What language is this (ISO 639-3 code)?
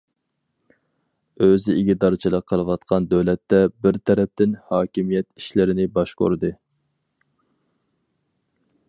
uig